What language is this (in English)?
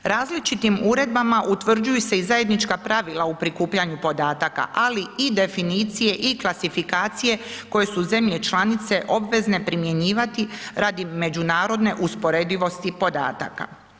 Croatian